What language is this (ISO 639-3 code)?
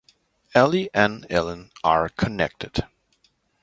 eng